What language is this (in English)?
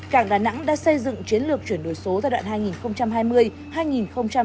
Vietnamese